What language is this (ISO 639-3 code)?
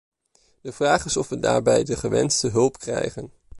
nld